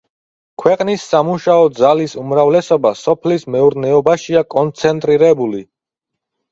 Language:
Georgian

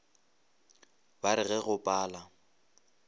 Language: Northern Sotho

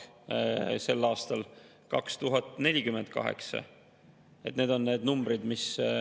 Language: Estonian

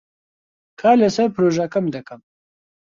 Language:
Central Kurdish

